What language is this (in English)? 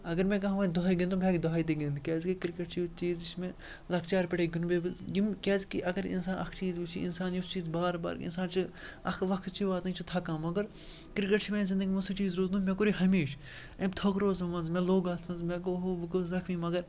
Kashmiri